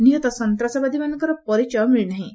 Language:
Odia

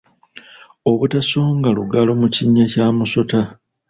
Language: Ganda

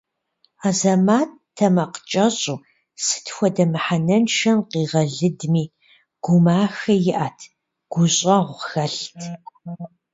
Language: Kabardian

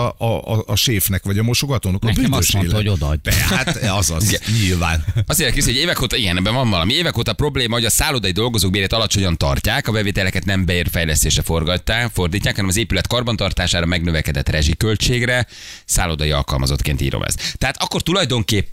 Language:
Hungarian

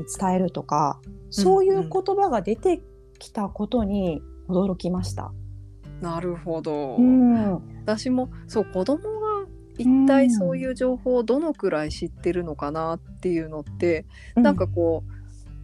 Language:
Japanese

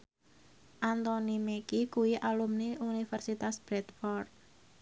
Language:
Javanese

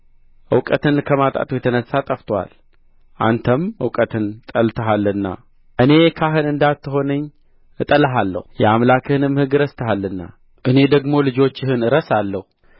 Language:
Amharic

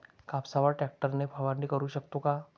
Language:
Marathi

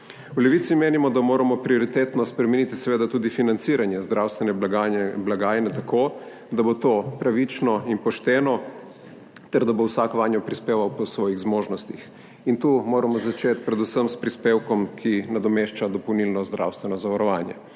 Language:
Slovenian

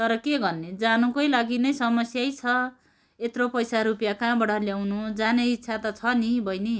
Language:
Nepali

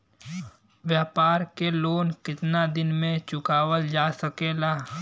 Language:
Bhojpuri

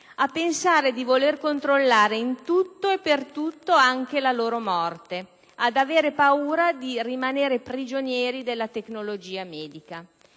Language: Italian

